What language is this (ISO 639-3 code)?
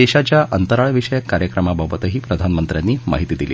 mar